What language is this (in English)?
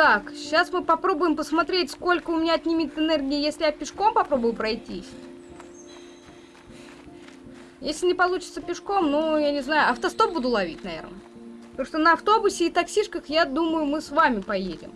Russian